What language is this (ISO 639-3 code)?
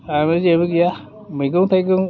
brx